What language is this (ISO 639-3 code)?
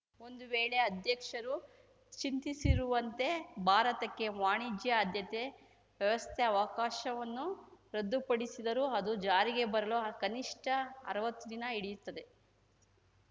kan